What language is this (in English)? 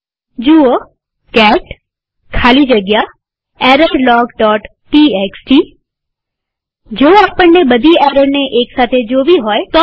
Gujarati